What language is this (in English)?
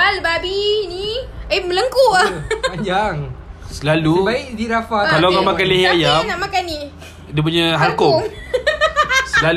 Malay